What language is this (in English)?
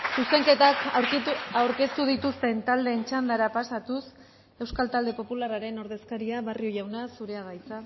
Basque